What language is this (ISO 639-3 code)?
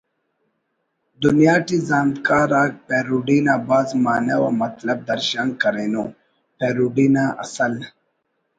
brh